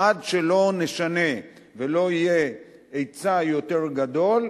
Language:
Hebrew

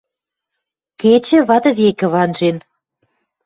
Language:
Western Mari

